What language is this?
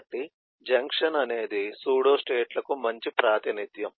Telugu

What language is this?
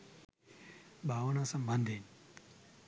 Sinhala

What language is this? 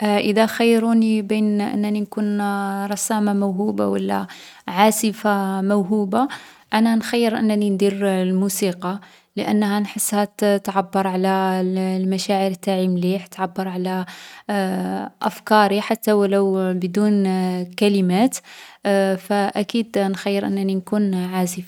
Algerian Arabic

